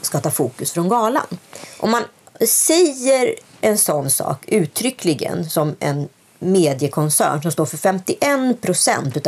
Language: Swedish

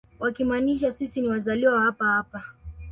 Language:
Swahili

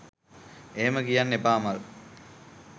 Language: Sinhala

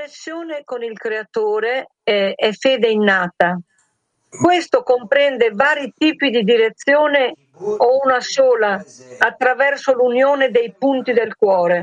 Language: Italian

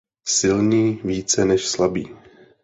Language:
Czech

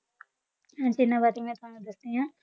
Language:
Punjabi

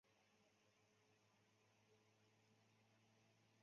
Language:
Chinese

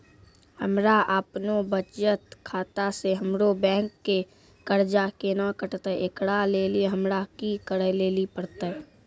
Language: Maithili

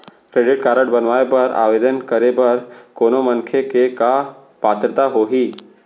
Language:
Chhattisgarhi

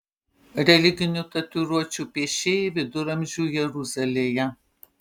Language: Lithuanian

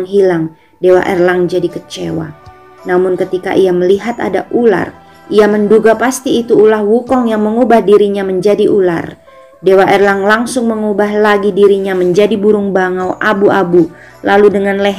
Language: Indonesian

